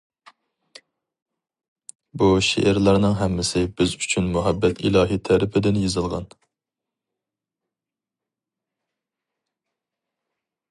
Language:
Uyghur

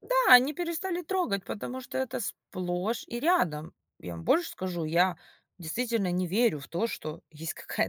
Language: Russian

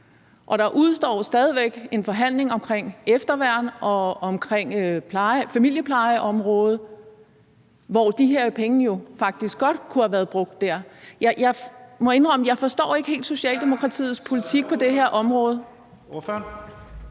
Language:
Danish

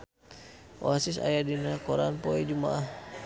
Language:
Sundanese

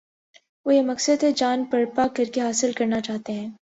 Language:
Urdu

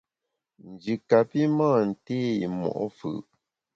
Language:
Bamun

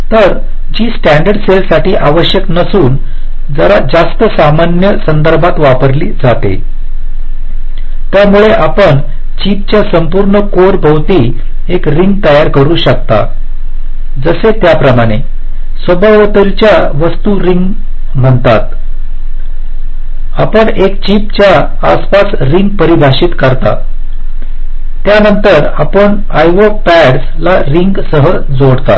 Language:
Marathi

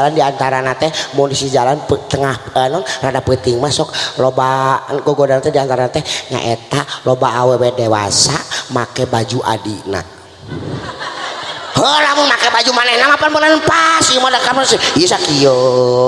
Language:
Indonesian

